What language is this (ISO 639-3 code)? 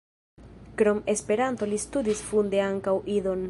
epo